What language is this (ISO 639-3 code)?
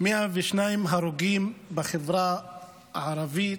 heb